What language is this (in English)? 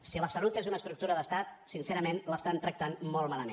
Catalan